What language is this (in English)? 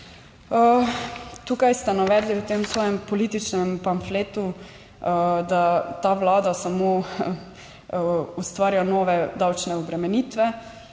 Slovenian